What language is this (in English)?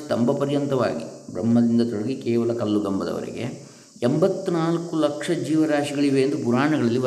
Kannada